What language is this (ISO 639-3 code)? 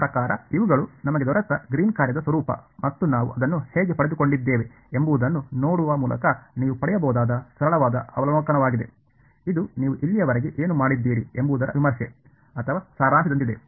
kan